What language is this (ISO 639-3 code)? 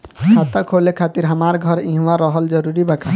bho